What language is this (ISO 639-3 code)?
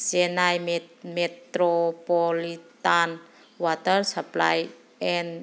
mni